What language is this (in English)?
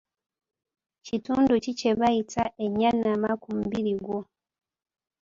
Ganda